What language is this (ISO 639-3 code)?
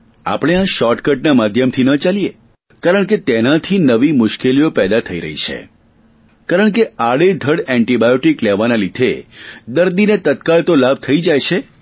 guj